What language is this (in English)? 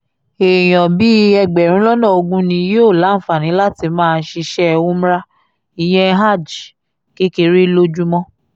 Yoruba